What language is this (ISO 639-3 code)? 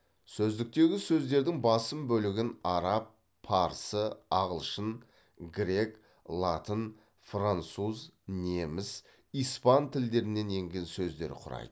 kaz